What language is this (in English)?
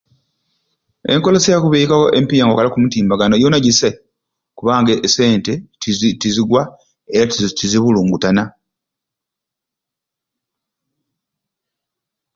Ruuli